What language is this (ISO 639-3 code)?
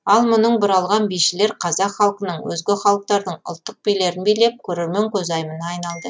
kaz